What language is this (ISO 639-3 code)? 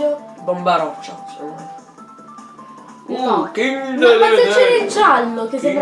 ita